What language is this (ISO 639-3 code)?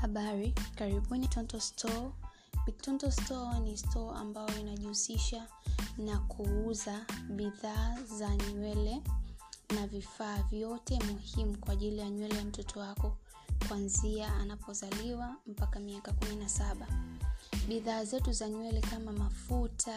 swa